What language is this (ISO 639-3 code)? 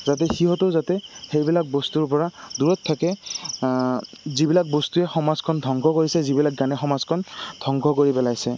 asm